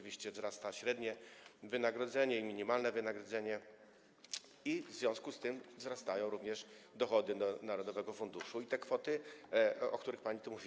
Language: Polish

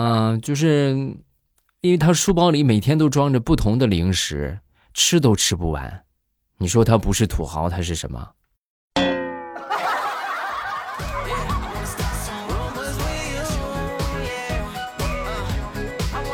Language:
Chinese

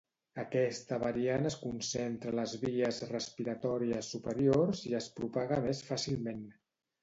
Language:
Catalan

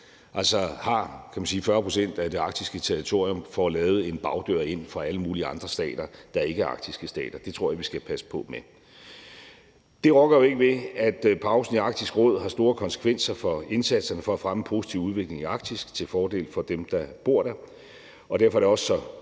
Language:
Danish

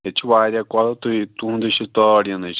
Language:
Kashmiri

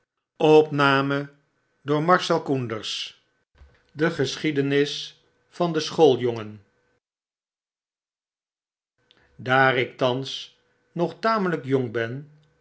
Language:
Dutch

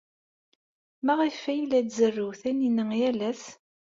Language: Kabyle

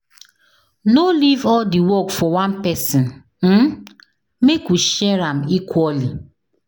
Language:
Nigerian Pidgin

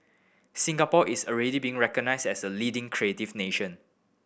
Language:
English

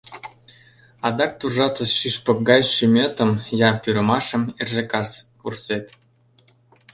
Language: Mari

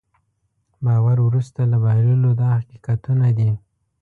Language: Pashto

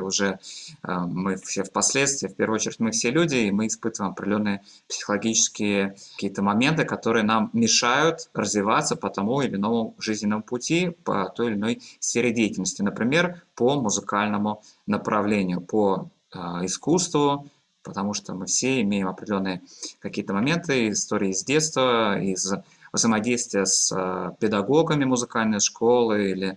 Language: Russian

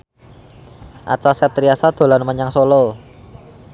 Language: Javanese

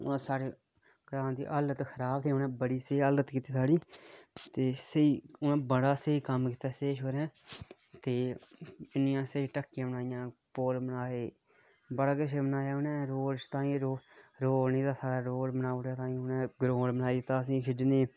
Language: Dogri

